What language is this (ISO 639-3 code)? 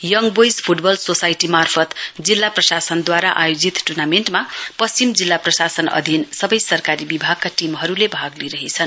nep